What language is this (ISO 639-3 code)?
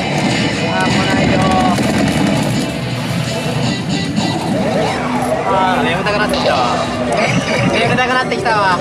jpn